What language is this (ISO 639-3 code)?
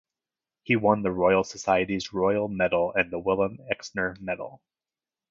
eng